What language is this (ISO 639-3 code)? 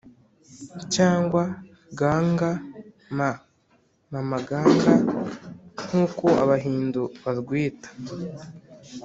kin